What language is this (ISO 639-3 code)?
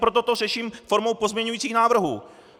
ces